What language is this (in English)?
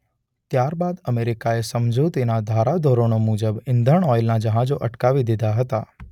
Gujarati